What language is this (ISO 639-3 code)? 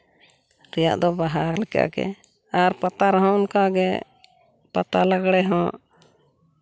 sat